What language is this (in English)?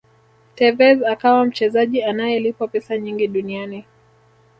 Swahili